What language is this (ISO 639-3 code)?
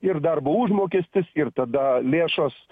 lit